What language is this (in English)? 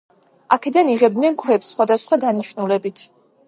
Georgian